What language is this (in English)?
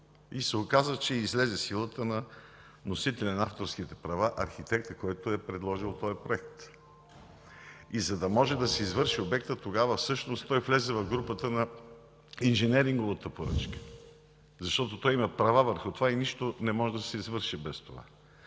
Bulgarian